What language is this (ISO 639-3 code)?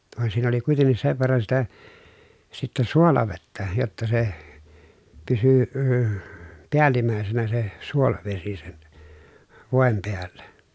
fin